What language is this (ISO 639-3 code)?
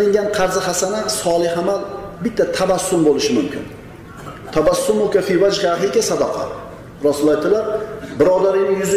tur